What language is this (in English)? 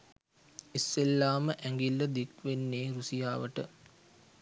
Sinhala